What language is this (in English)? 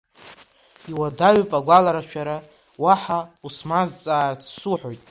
Abkhazian